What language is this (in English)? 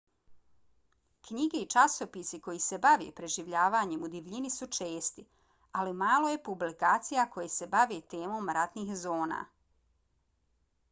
Bosnian